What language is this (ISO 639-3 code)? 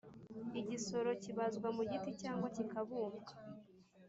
kin